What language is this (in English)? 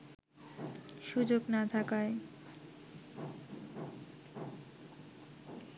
Bangla